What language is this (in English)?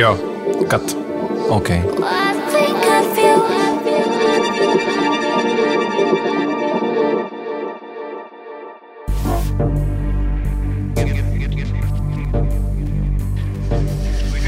Czech